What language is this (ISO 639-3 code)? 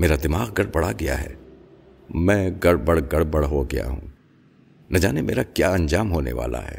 urd